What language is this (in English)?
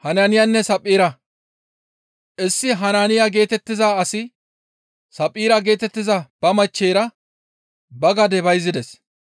Gamo